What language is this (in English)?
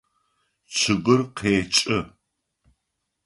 Adyghe